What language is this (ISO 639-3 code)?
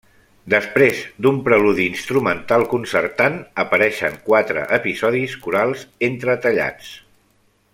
cat